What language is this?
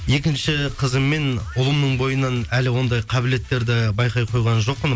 Kazakh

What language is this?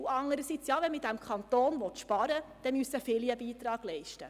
Swiss German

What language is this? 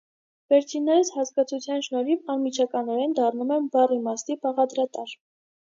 Armenian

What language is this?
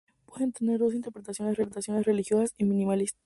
Spanish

